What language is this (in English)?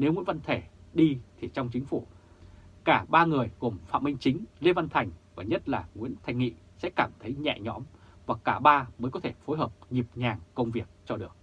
Vietnamese